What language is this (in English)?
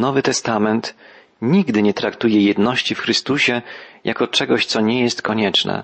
Polish